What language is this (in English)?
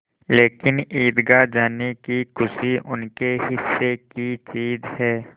Hindi